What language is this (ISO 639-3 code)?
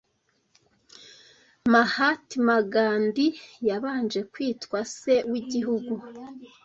kin